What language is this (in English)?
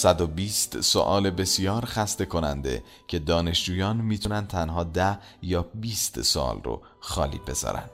Persian